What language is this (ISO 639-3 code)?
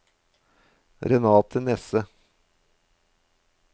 nor